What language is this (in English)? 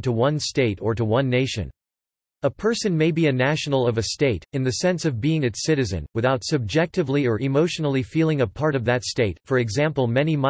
English